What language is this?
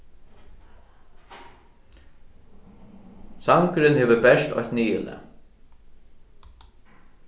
Faroese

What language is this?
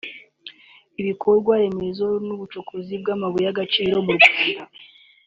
Kinyarwanda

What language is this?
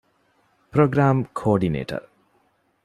Divehi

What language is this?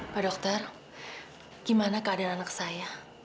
Indonesian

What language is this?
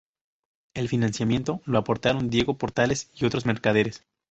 Spanish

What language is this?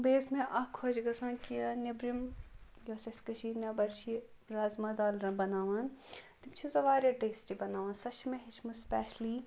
Kashmiri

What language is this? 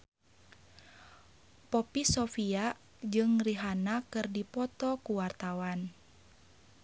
Sundanese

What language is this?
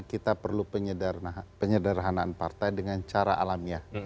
Indonesian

